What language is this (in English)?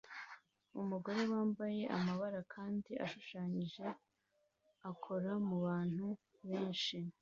Kinyarwanda